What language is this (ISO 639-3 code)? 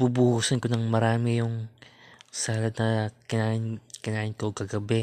fil